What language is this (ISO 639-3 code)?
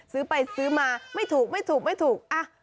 tha